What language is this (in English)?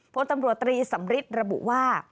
Thai